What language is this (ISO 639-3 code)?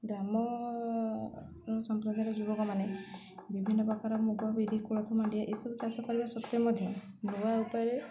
ori